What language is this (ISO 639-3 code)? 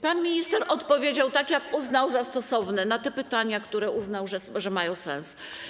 pol